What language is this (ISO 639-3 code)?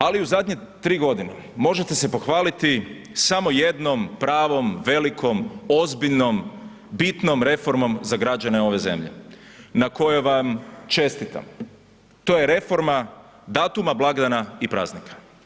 hrv